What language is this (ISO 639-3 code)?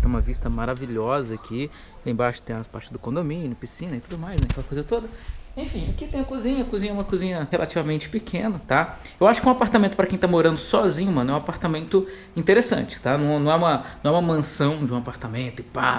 por